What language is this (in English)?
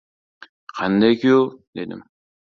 Uzbek